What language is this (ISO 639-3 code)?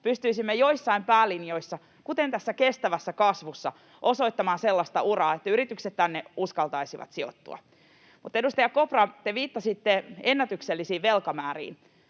fin